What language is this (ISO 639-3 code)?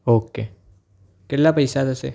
guj